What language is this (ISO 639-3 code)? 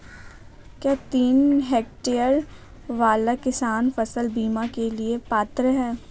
hin